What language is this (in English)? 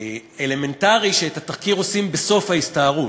Hebrew